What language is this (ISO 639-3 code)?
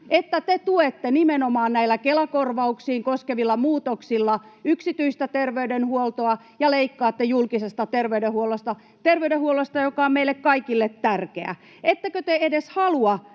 fin